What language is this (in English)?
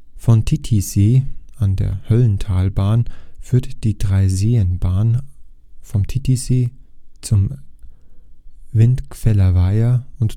German